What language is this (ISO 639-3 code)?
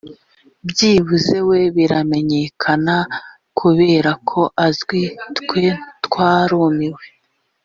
kin